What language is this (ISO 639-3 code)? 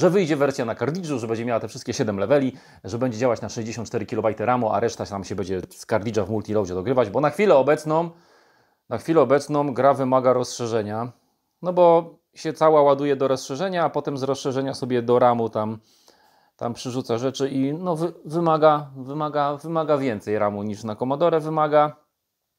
pol